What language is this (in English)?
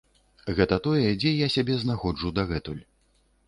Belarusian